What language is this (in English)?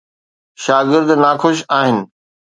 Sindhi